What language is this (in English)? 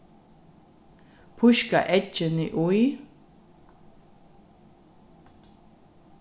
Faroese